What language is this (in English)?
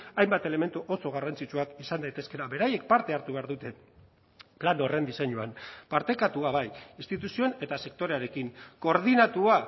Basque